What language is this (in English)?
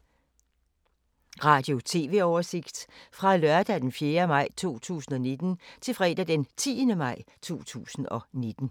Danish